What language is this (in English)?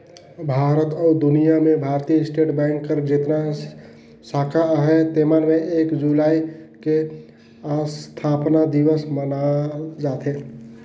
Chhattisgarhi